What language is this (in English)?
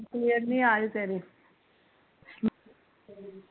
Punjabi